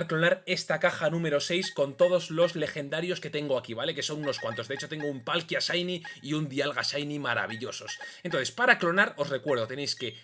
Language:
Spanish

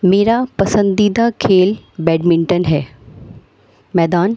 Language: Urdu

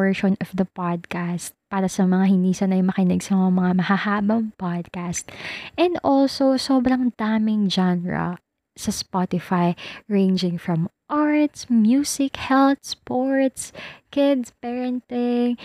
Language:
Filipino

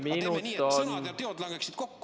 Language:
Estonian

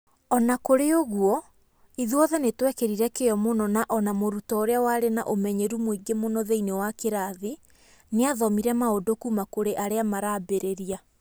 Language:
Kikuyu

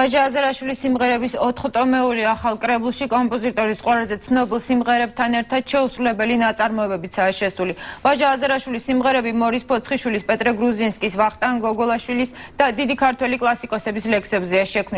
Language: Arabic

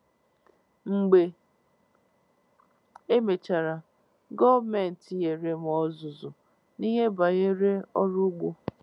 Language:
Igbo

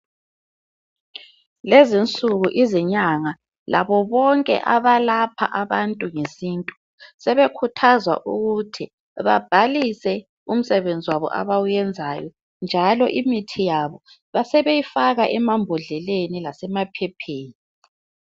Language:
North Ndebele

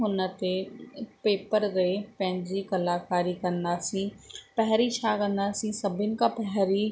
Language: Sindhi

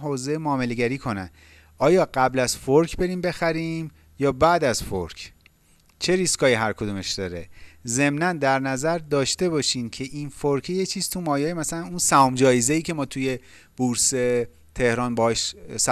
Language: Persian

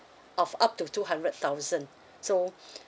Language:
English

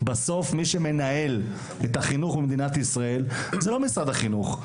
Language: Hebrew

